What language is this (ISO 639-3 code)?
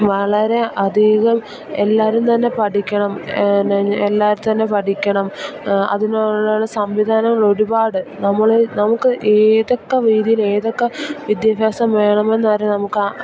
mal